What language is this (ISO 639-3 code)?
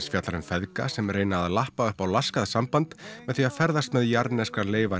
isl